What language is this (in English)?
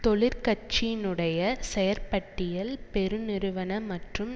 Tamil